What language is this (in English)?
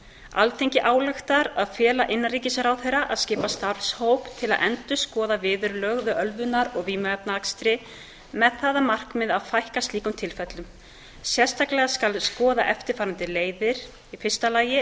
Icelandic